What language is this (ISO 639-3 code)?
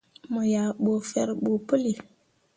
mua